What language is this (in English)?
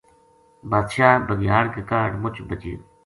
Gujari